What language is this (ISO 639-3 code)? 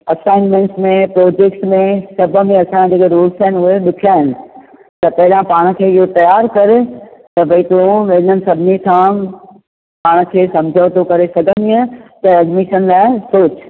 snd